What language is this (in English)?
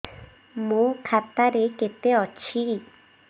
Odia